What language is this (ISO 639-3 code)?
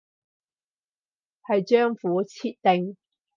yue